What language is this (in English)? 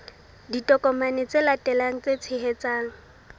Southern Sotho